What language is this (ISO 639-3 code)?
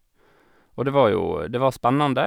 nor